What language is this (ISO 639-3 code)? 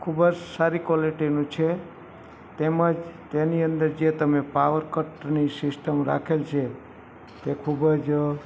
guj